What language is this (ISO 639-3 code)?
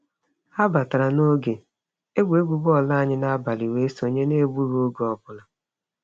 ibo